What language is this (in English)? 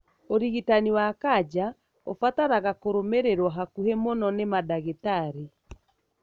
Kikuyu